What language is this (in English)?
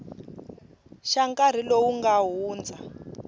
Tsonga